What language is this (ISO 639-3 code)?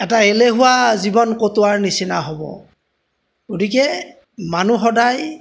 asm